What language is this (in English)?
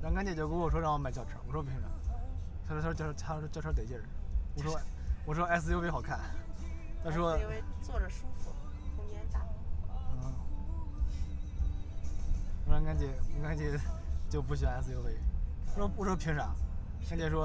Chinese